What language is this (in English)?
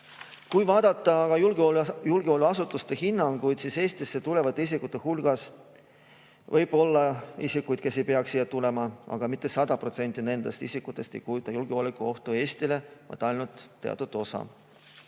Estonian